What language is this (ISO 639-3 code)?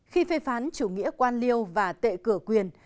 vie